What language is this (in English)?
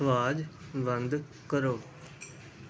Punjabi